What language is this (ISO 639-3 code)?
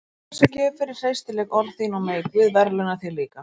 isl